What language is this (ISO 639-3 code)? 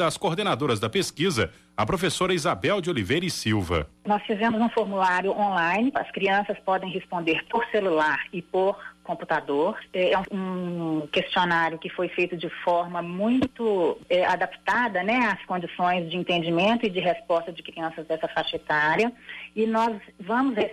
por